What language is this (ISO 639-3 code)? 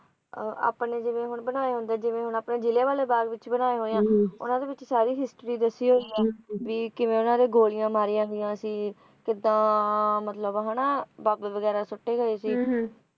pan